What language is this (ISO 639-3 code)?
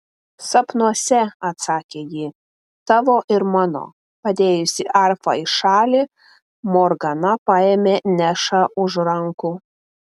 lit